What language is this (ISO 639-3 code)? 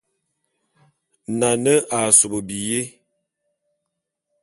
bum